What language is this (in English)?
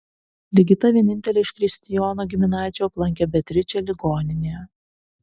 Lithuanian